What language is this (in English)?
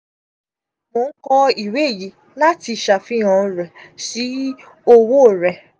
Yoruba